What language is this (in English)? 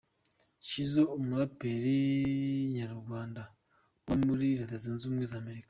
Kinyarwanda